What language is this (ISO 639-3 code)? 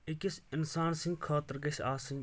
kas